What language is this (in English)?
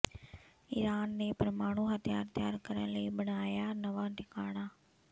Punjabi